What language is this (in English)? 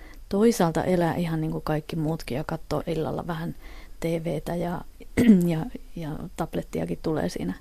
Finnish